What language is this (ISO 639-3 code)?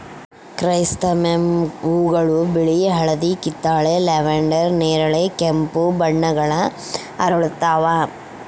kan